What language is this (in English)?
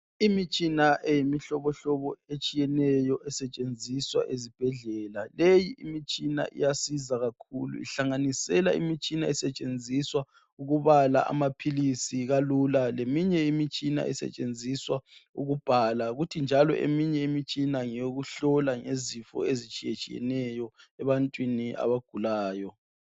North Ndebele